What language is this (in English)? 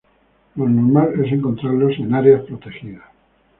Spanish